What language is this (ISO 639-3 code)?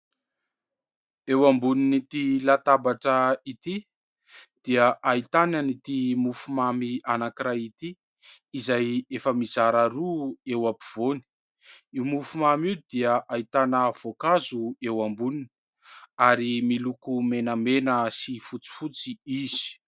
mlg